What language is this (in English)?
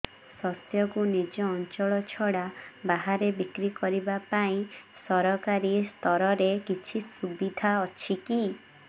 Odia